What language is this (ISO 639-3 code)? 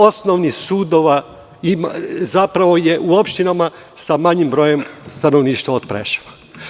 srp